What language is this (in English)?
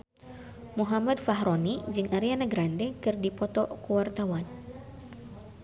Sundanese